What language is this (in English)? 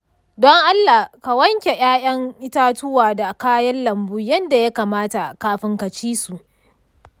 Hausa